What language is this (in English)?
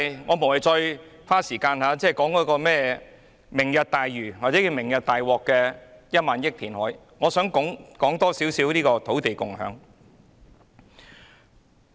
Cantonese